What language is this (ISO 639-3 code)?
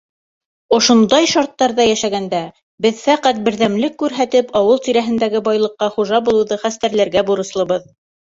bak